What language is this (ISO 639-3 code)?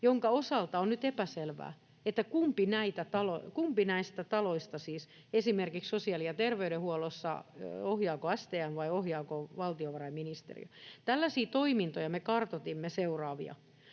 fin